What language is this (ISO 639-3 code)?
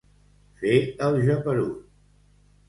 cat